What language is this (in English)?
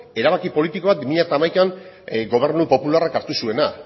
Basque